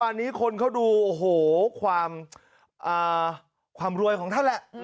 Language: Thai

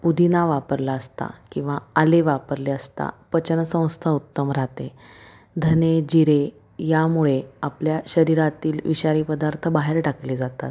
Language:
Marathi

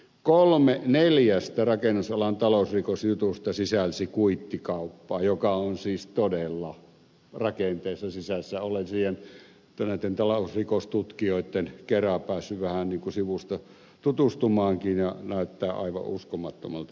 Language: Finnish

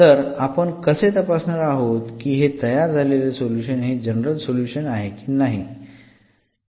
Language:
Marathi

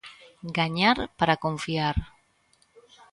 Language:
Galician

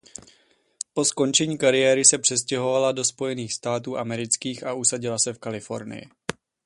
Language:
Czech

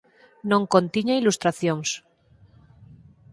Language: Galician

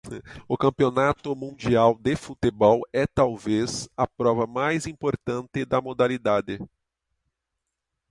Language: Portuguese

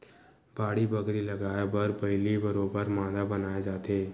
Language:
Chhattisgarhi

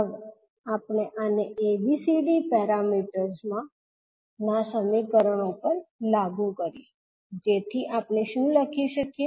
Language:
Gujarati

